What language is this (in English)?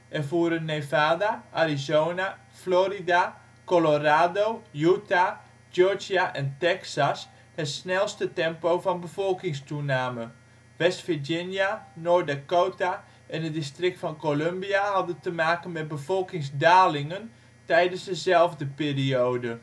Dutch